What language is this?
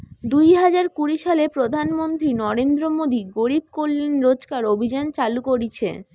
Bangla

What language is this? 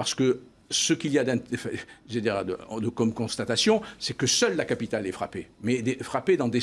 French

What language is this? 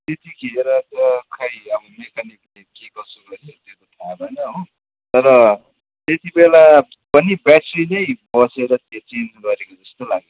Nepali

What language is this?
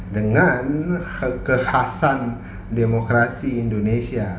Indonesian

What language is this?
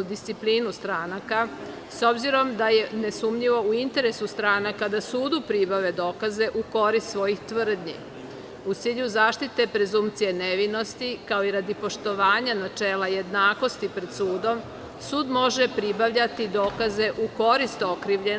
Serbian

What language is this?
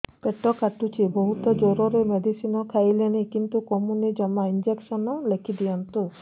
Odia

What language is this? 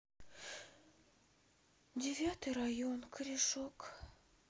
Russian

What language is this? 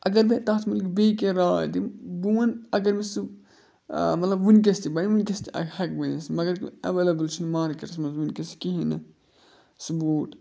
Kashmiri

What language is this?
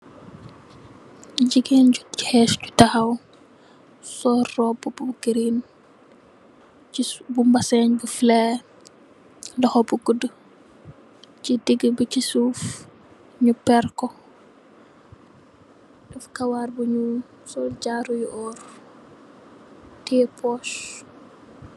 Wolof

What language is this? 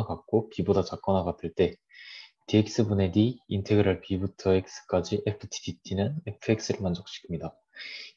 Korean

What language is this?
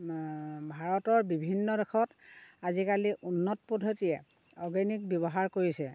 Assamese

